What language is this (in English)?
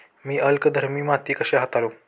Marathi